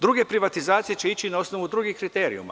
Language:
Serbian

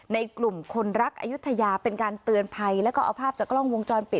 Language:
Thai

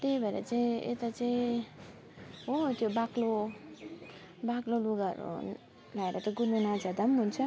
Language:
Nepali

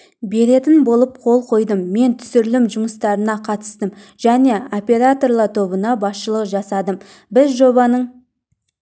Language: Kazakh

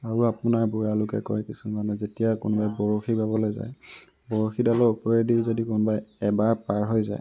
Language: Assamese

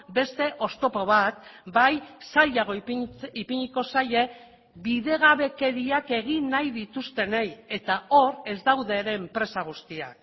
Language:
Basque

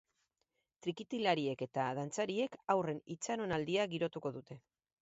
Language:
Basque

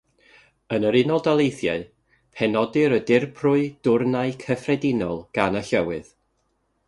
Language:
Welsh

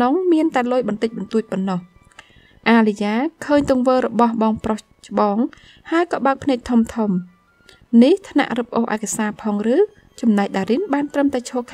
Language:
Vietnamese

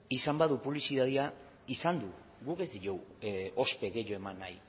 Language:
Basque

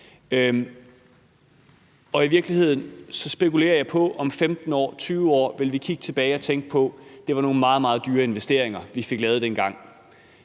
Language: Danish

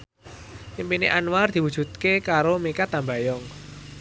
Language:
Javanese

